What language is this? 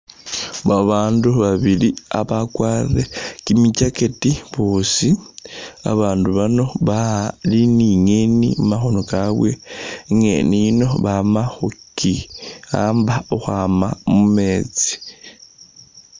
Masaaba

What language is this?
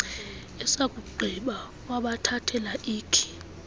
Xhosa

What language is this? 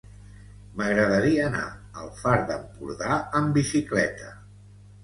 Catalan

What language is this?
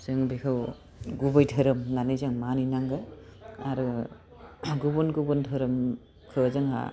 Bodo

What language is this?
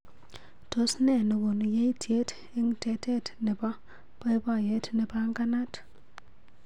Kalenjin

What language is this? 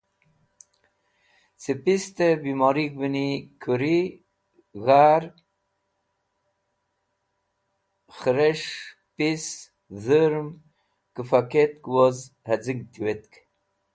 Wakhi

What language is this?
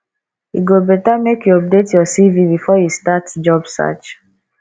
Nigerian Pidgin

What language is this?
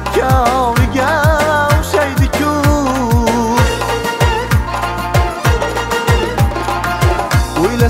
Arabic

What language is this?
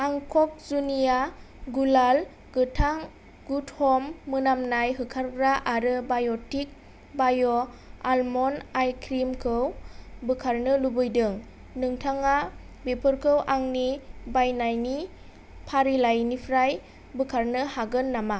Bodo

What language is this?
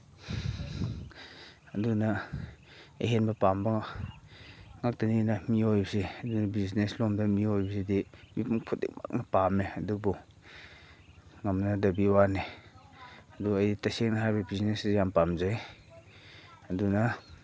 Manipuri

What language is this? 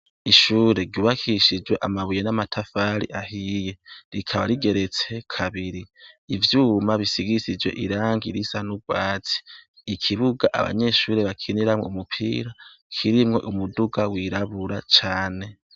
Rundi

